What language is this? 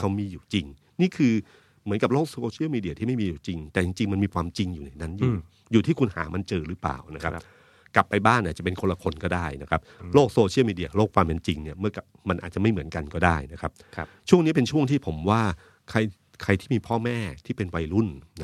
Thai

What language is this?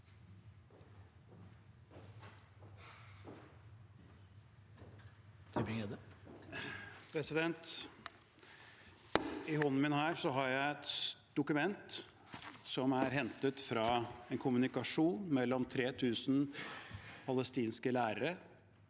Norwegian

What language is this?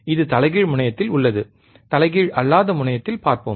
Tamil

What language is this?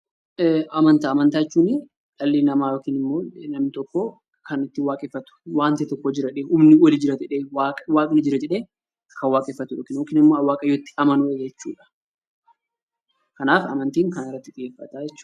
Oromo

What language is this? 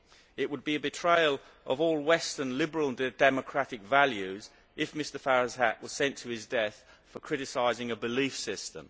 English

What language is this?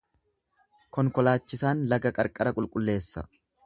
Oromo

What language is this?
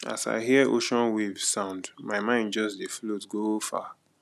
Nigerian Pidgin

